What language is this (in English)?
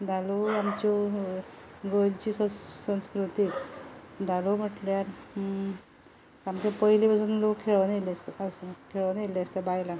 Konkani